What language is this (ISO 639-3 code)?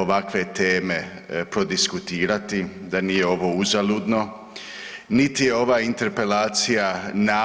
hrv